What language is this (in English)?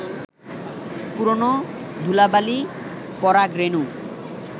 Bangla